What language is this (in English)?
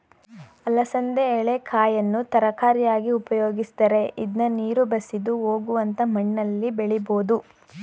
Kannada